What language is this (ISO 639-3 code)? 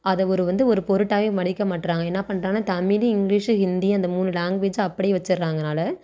tam